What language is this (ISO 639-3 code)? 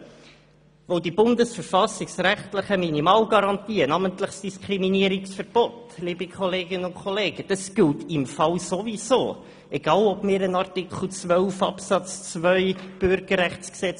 gsw